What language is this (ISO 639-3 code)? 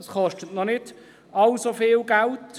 gsw